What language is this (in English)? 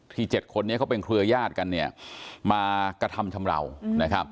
Thai